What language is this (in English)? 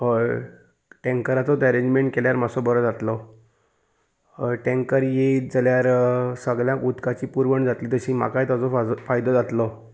Konkani